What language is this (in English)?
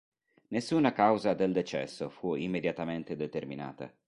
Italian